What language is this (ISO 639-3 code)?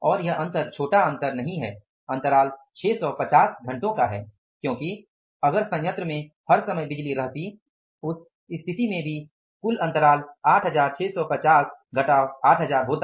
hin